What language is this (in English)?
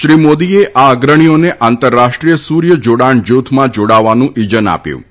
Gujarati